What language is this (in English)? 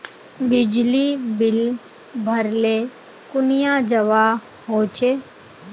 Magahi